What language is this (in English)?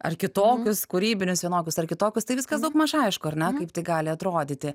Lithuanian